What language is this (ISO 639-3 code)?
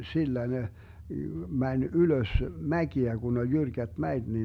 fin